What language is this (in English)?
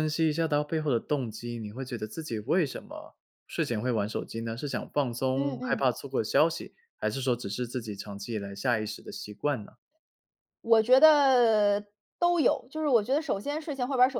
Chinese